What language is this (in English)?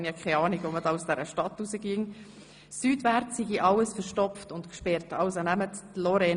Swiss German